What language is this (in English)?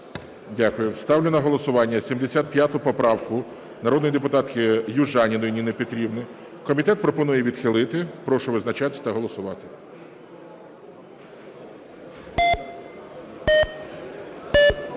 Ukrainian